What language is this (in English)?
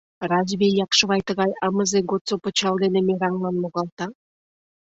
Mari